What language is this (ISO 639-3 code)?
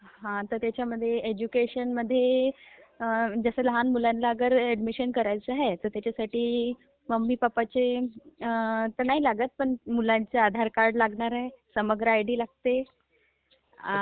mar